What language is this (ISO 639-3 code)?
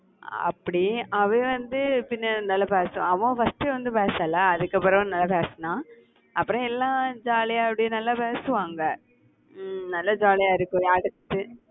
tam